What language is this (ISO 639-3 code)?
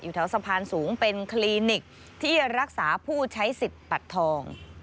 tha